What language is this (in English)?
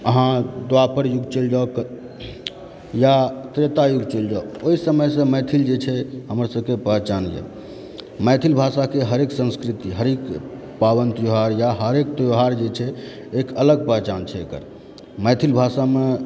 Maithili